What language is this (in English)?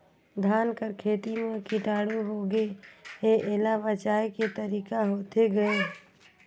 Chhattisgarhi